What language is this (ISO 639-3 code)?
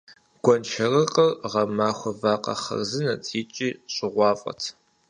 kbd